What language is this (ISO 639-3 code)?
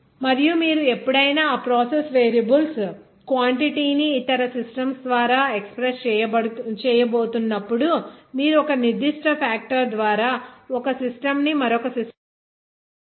tel